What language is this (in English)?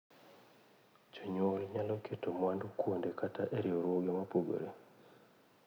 Luo (Kenya and Tanzania)